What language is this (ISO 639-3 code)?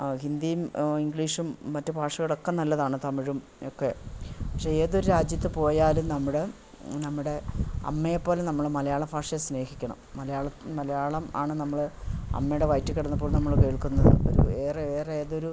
mal